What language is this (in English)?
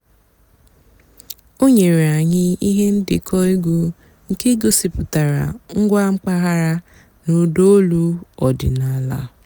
Igbo